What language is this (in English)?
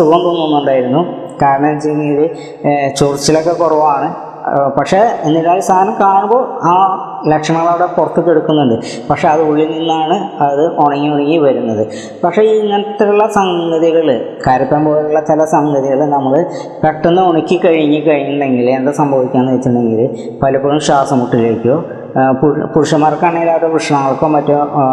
Malayalam